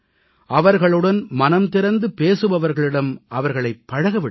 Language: Tamil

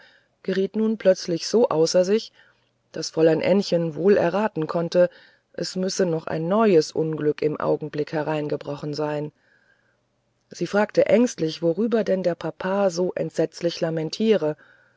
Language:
German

